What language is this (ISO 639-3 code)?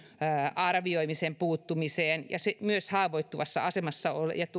fin